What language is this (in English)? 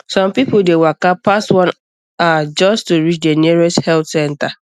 Nigerian Pidgin